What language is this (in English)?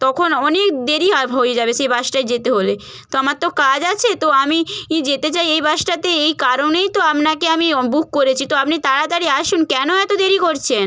Bangla